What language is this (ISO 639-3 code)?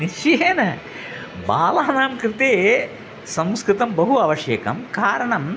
san